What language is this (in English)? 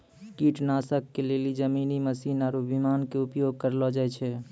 Maithili